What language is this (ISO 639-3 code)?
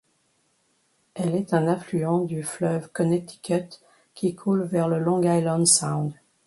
fra